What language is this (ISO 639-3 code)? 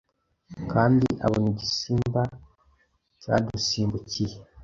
kin